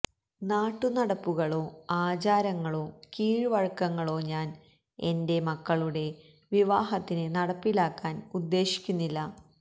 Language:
Malayalam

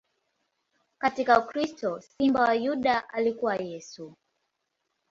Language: Swahili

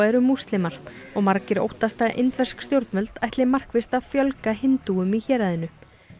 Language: Icelandic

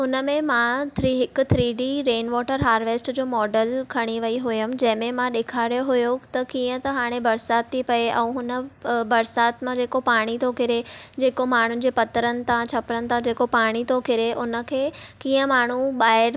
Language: Sindhi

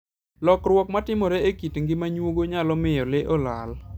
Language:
Luo (Kenya and Tanzania)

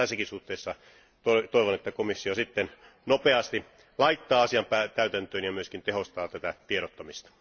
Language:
Finnish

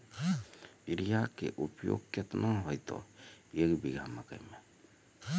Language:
Maithili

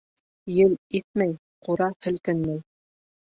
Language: Bashkir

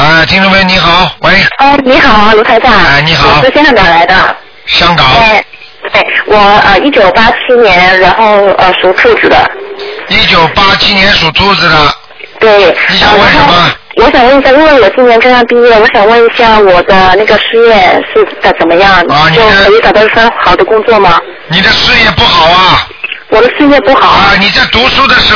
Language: Chinese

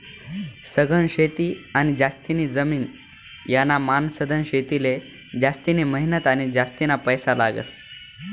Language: Marathi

